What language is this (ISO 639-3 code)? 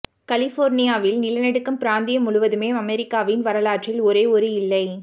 tam